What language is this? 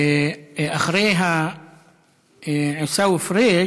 Hebrew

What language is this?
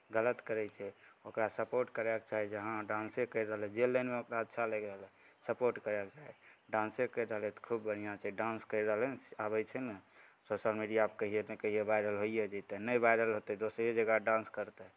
Maithili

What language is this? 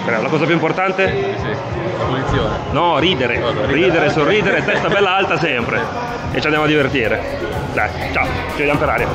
Italian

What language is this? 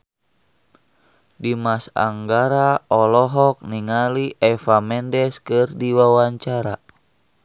Sundanese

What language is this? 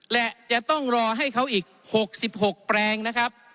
Thai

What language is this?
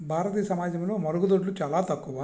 Telugu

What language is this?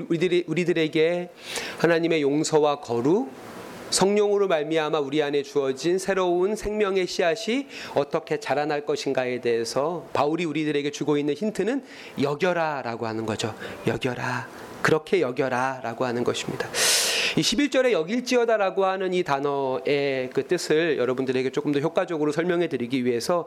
Korean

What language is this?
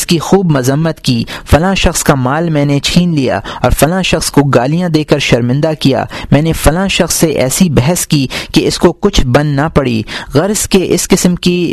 Urdu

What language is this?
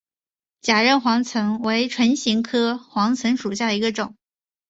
Chinese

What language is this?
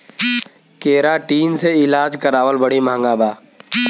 Bhojpuri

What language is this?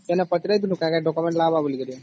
Odia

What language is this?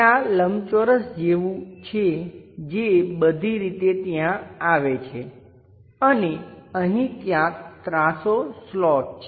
Gujarati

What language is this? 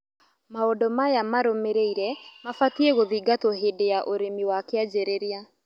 Kikuyu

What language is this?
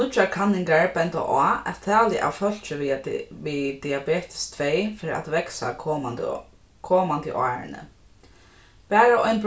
Faroese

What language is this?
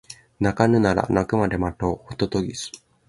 Japanese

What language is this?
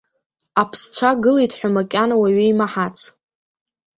Abkhazian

